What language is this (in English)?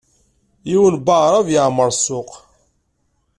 Kabyle